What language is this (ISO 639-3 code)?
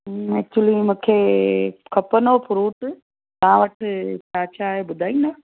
snd